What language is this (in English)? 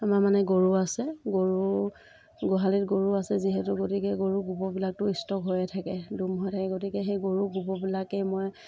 Assamese